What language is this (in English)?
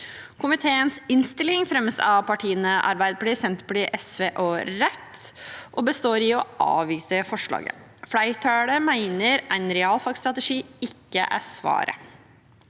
Norwegian